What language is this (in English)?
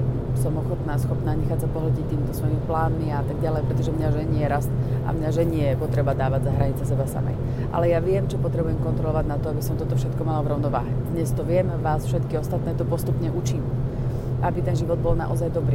Slovak